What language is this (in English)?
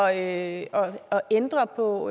Danish